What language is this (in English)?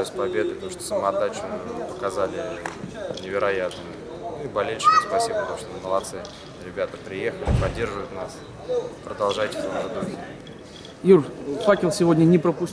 Russian